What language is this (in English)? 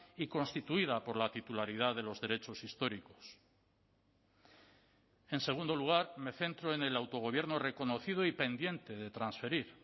Spanish